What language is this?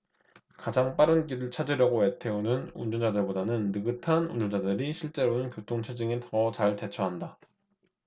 Korean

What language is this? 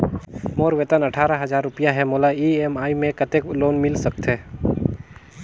Chhattisgarhi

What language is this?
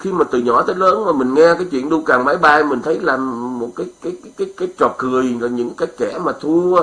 Vietnamese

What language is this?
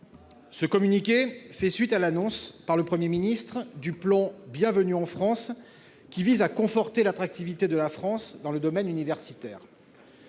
French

